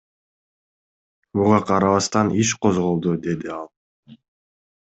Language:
Kyrgyz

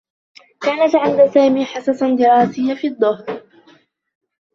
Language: Arabic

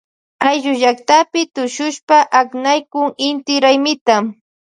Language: Loja Highland Quichua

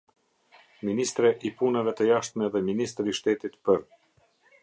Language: Albanian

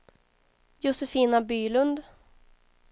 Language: Swedish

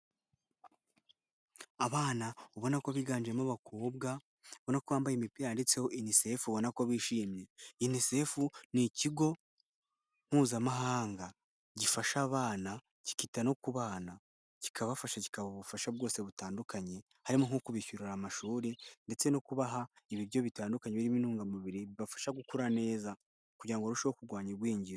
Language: Kinyarwanda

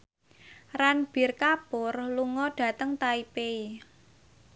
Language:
Javanese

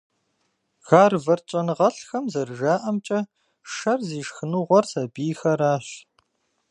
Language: Kabardian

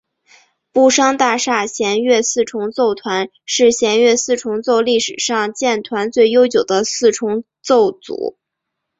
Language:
Chinese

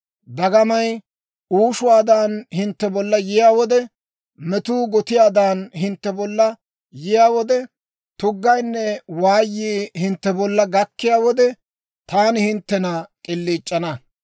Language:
Dawro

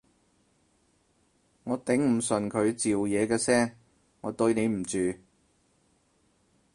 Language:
Cantonese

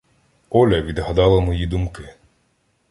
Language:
Ukrainian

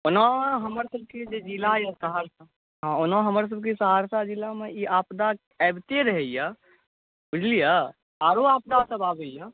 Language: Maithili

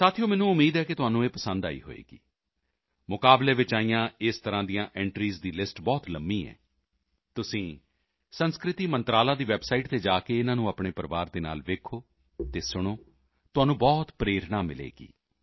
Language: Punjabi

